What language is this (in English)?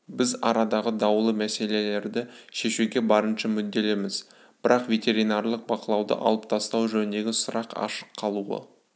Kazakh